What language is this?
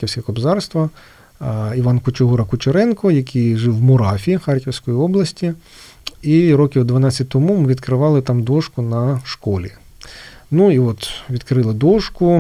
Ukrainian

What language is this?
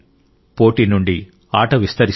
Telugu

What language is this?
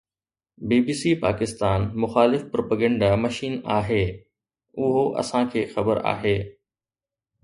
Sindhi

